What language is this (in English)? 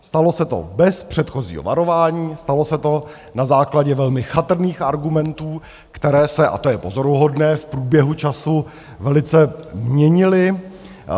Czech